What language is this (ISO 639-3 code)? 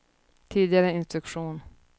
swe